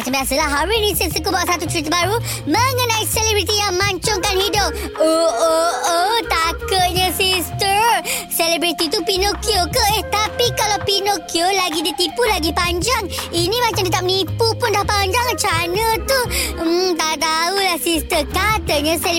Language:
Malay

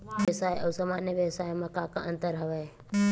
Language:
Chhattisgarhi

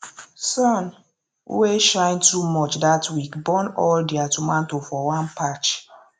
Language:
Nigerian Pidgin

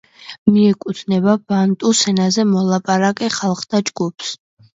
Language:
Georgian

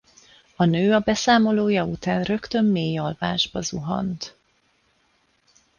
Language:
Hungarian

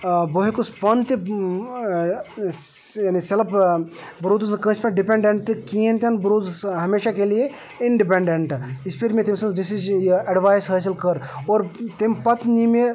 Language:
Kashmiri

